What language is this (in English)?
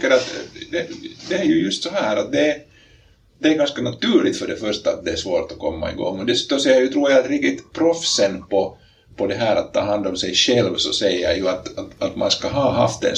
Swedish